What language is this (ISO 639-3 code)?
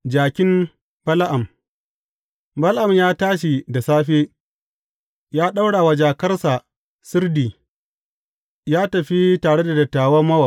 hau